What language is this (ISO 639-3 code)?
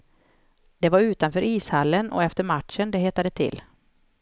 swe